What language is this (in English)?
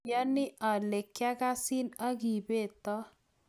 Kalenjin